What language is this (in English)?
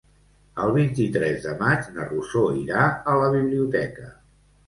Catalan